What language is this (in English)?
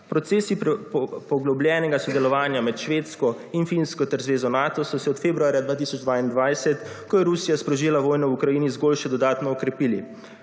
Slovenian